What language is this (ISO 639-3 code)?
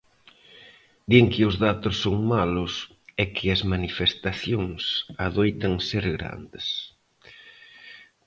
glg